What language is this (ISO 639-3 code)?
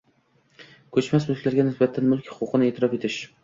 uzb